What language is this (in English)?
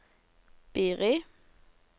Norwegian